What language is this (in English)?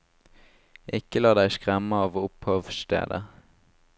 Norwegian